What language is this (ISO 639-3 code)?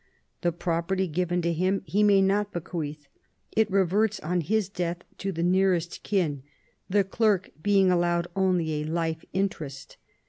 eng